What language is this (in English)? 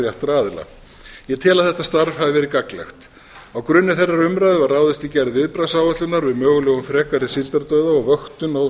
Icelandic